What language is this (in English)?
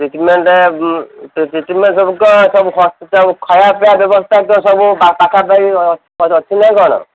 Odia